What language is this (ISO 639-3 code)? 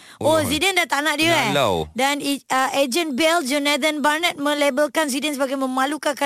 msa